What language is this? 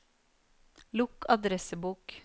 Norwegian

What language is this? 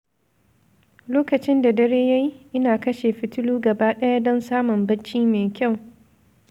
Hausa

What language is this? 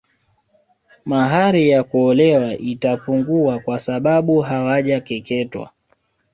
Swahili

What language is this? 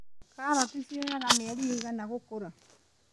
Kikuyu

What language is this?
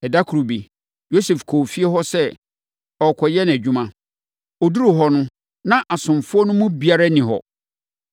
Akan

